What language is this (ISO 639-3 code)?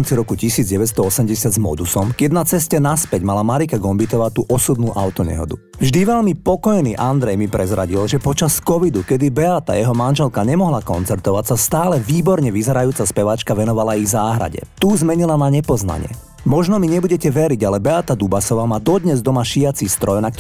slk